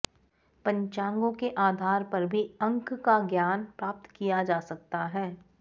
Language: Sanskrit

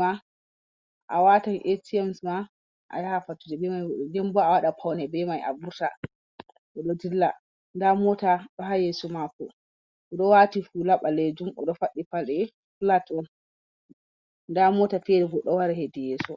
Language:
Fula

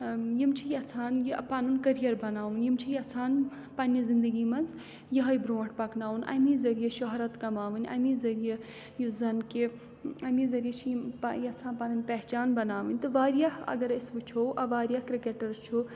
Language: Kashmiri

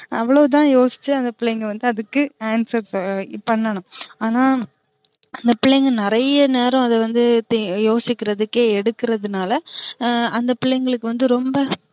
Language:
Tamil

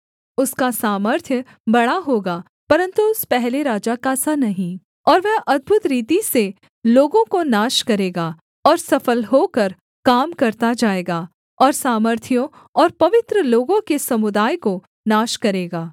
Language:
Hindi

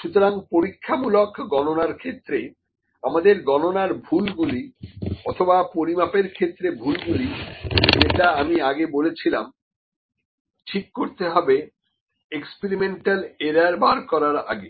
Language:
Bangla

